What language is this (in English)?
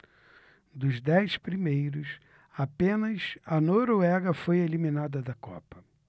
Portuguese